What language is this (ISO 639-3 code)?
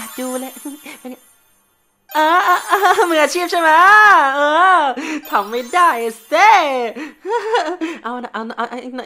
tha